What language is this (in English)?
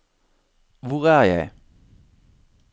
Norwegian